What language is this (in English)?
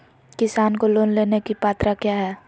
Magahi